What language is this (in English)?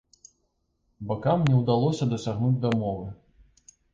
Belarusian